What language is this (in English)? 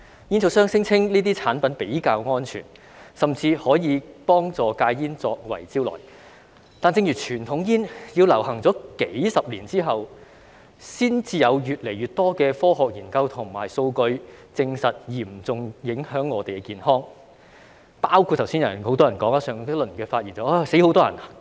Cantonese